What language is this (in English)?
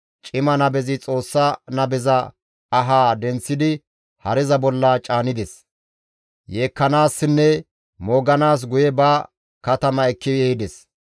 Gamo